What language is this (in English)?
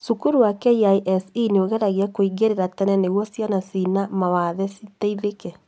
Kikuyu